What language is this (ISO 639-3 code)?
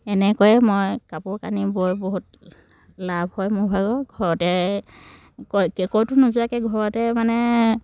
asm